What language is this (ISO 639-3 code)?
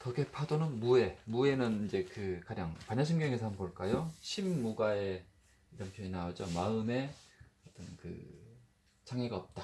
kor